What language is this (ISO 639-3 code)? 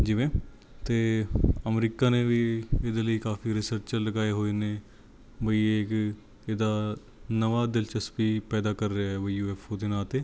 pan